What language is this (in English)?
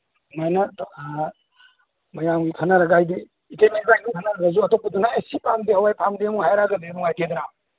Manipuri